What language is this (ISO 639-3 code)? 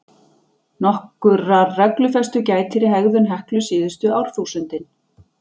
isl